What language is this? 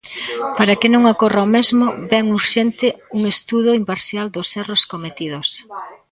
Galician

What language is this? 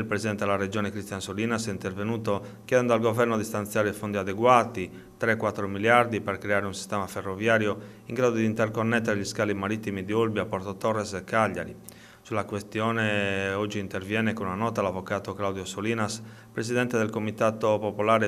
Italian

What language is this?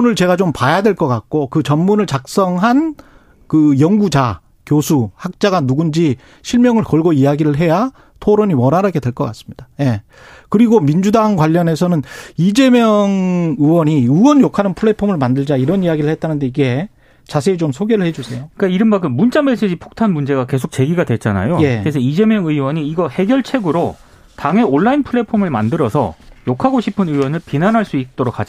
Korean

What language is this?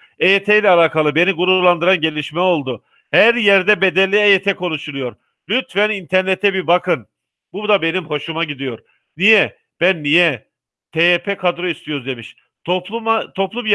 Turkish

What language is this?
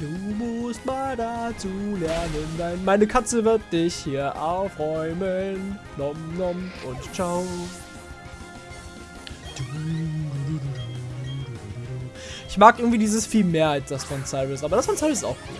German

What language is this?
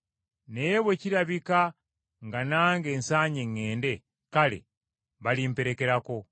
Ganda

